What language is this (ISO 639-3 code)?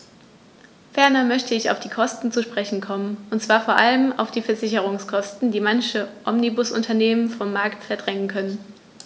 deu